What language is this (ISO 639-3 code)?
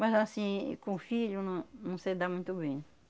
por